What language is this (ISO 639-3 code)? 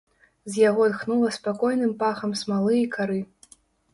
bel